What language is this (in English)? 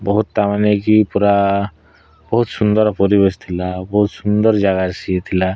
Odia